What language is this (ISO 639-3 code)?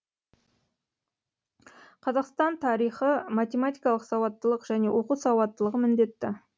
kaz